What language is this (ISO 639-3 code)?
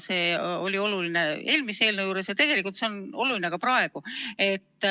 est